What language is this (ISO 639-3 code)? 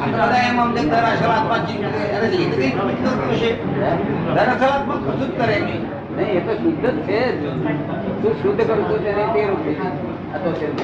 guj